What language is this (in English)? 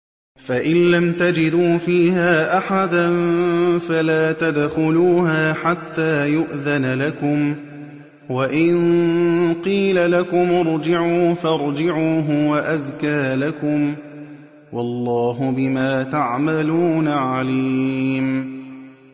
Arabic